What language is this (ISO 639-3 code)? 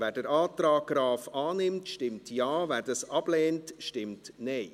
gsw